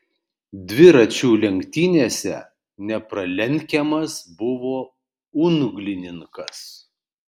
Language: Lithuanian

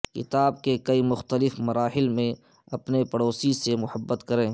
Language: Urdu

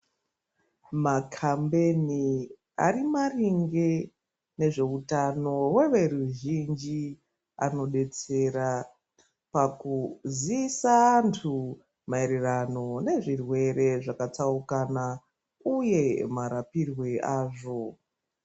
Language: Ndau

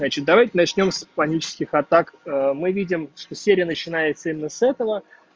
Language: Russian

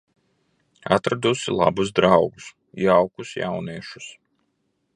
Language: Latvian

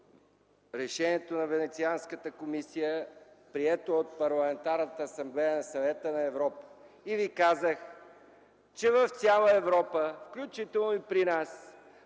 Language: Bulgarian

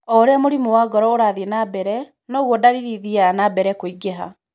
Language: Kikuyu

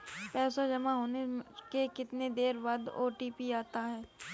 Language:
Hindi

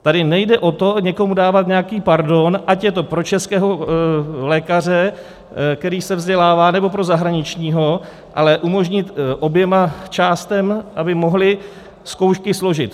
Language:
Czech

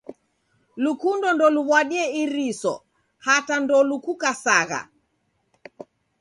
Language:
Taita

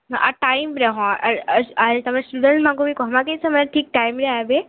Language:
Odia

